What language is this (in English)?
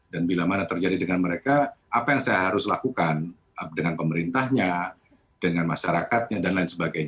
Indonesian